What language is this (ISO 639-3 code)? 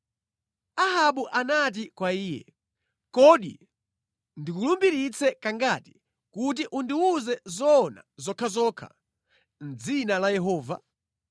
nya